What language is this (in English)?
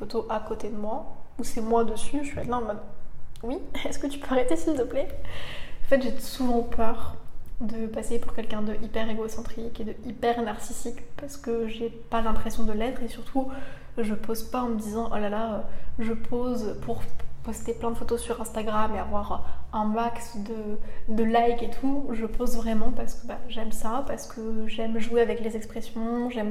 French